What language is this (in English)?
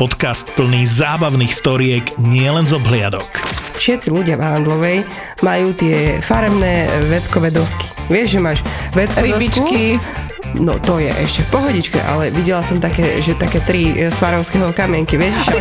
Slovak